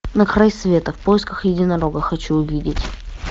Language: Russian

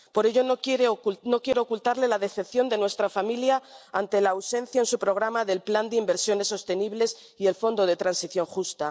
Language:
Spanish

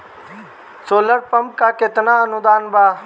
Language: Bhojpuri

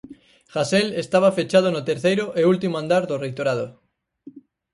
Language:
Galician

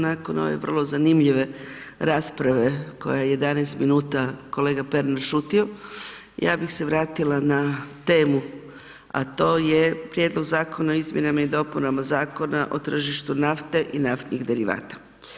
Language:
Croatian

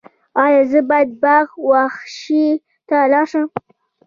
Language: Pashto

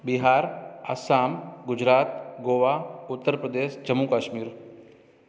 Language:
Sindhi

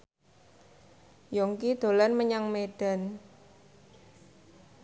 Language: Javanese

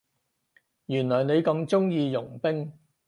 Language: Cantonese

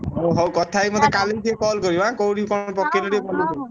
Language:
Odia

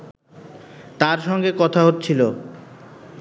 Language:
Bangla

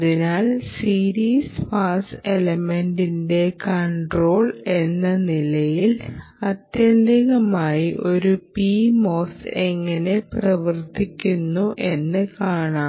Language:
Malayalam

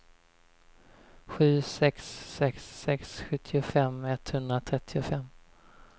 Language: Swedish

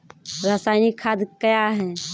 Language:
Maithili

